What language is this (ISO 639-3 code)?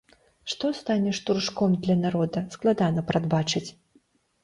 bel